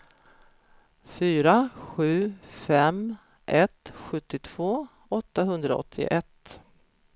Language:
Swedish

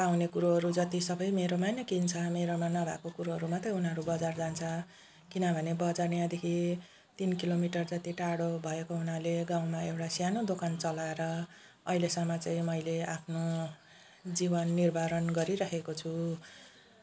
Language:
Nepali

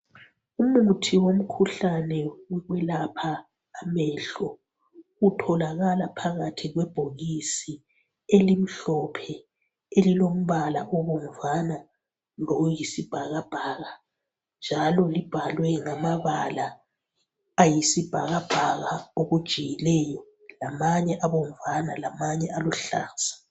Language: North Ndebele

